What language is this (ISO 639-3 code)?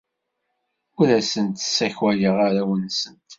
kab